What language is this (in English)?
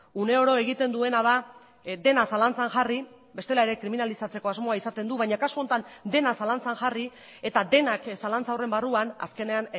Basque